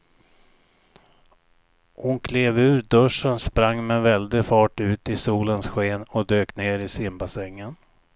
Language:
Swedish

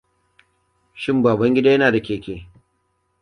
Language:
Hausa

